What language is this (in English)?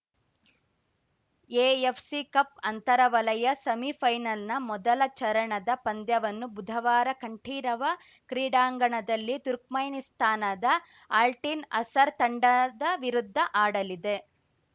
Kannada